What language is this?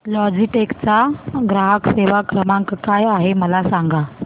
Marathi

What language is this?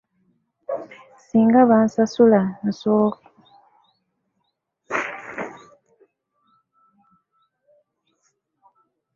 Ganda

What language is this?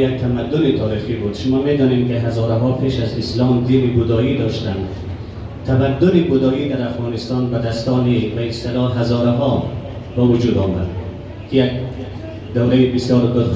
Persian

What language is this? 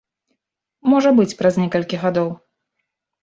Belarusian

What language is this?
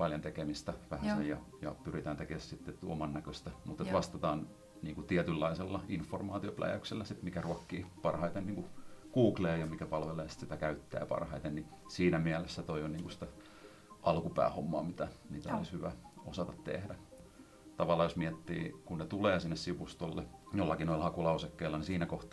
Finnish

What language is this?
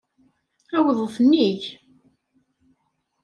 Kabyle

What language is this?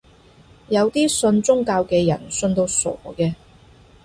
Cantonese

